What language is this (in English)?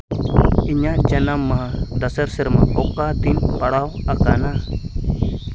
Santali